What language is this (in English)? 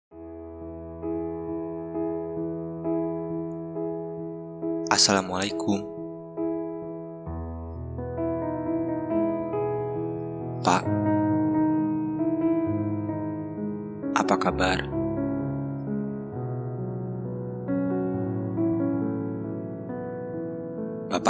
Indonesian